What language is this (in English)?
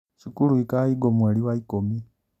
Kikuyu